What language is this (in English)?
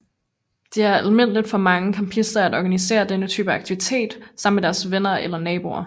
Danish